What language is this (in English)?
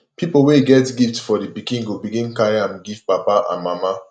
Nigerian Pidgin